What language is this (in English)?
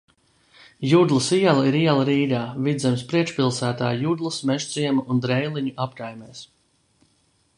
Latvian